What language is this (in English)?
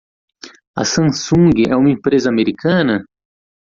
Portuguese